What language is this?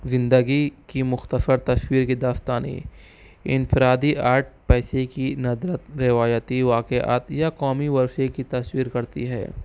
Urdu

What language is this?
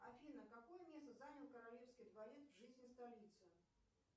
Russian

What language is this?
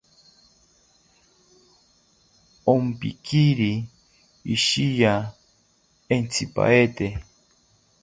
South Ucayali Ashéninka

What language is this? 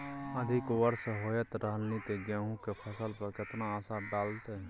Maithili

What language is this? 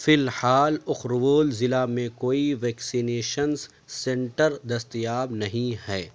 Urdu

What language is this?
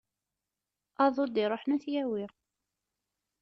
Kabyle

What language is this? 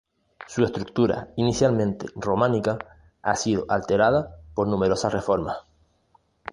Spanish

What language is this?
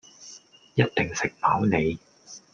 Cantonese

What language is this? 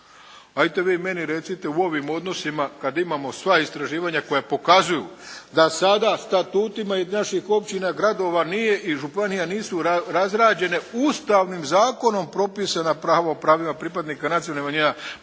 Croatian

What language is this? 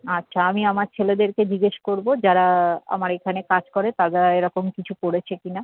Bangla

